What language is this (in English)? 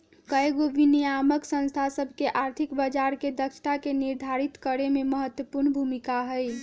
Magahi